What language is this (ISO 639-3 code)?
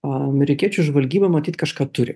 lit